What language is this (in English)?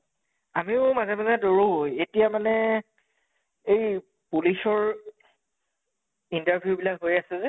Assamese